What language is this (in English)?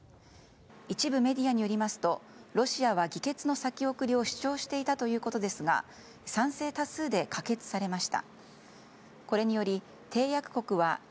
Japanese